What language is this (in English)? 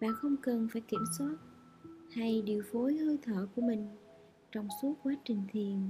Vietnamese